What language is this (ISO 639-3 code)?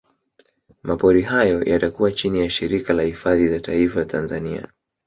swa